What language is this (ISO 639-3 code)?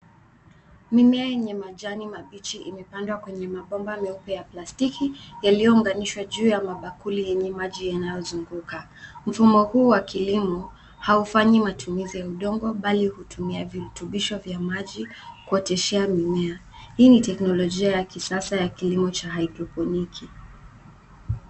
swa